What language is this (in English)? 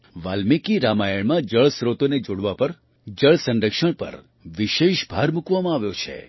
Gujarati